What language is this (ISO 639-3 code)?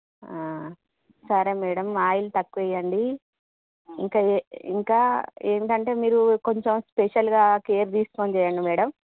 tel